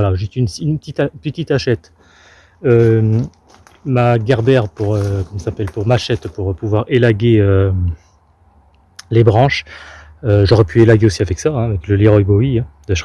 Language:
French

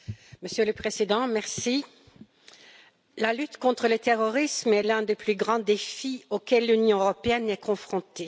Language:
French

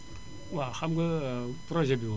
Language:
Wolof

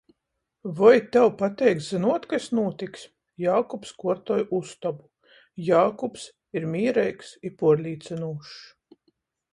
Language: Latgalian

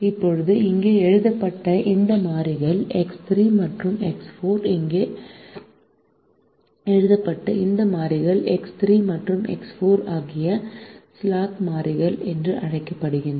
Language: Tamil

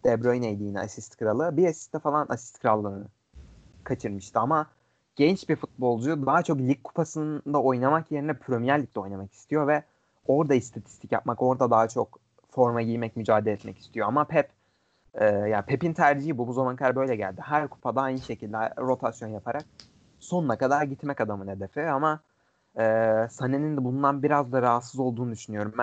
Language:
Turkish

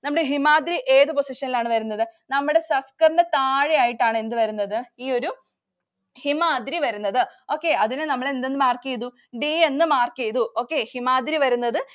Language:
Malayalam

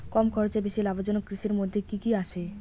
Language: Bangla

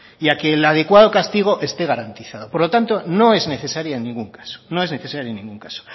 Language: Spanish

